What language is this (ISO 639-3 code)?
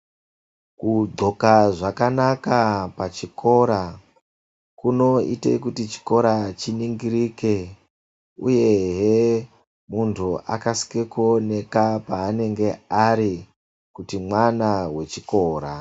ndc